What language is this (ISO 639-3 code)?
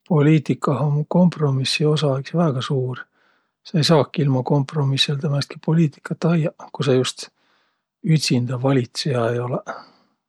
vro